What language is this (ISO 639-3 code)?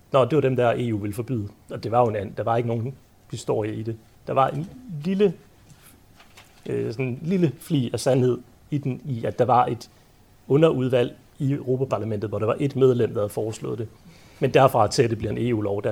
dan